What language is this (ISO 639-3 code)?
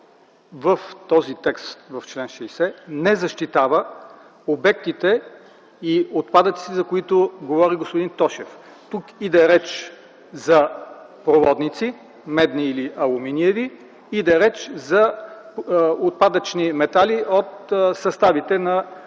bul